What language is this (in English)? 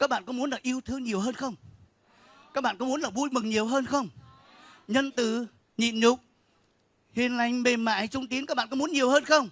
Vietnamese